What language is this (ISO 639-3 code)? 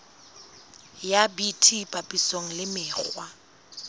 sot